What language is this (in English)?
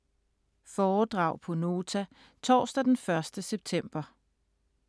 Danish